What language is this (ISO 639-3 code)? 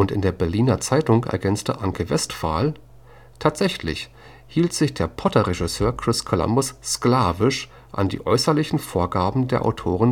deu